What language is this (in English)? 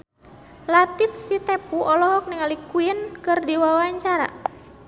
Sundanese